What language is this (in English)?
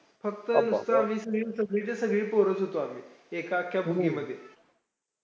Marathi